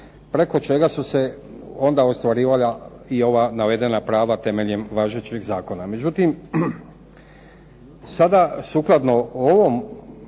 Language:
Croatian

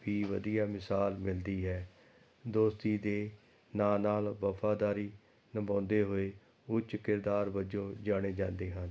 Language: Punjabi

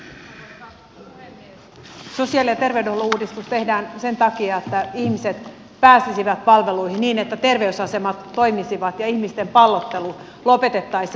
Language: Finnish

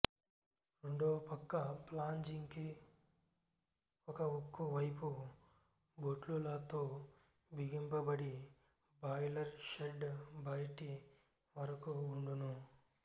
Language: Telugu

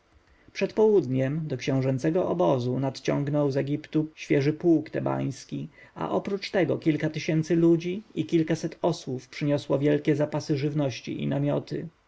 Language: Polish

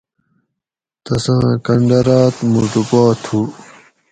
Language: Gawri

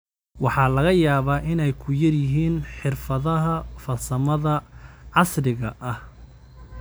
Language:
Somali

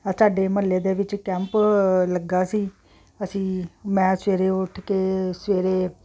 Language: Punjabi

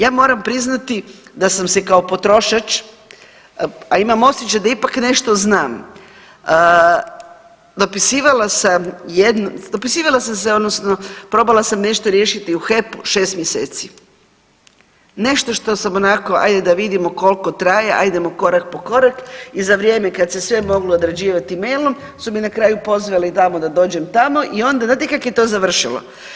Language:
Croatian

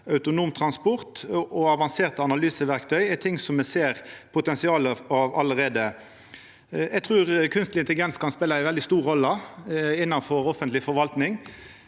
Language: Norwegian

